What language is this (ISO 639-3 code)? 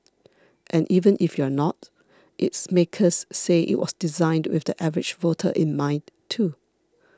eng